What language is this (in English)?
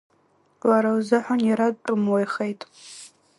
Abkhazian